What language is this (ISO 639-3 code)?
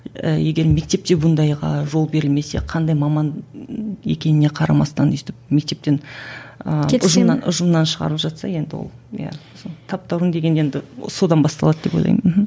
kaz